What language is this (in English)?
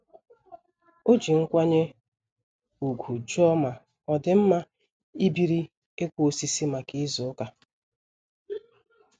Igbo